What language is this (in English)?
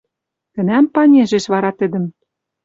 Western Mari